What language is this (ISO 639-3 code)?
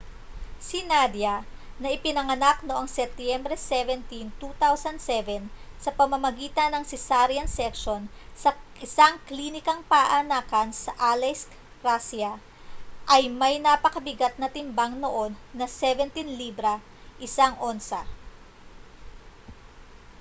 fil